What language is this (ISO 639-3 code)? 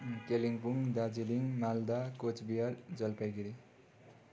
nep